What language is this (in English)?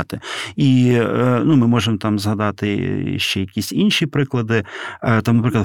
Ukrainian